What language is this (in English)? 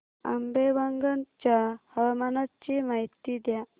Marathi